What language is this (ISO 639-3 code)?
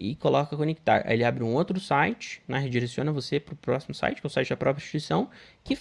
por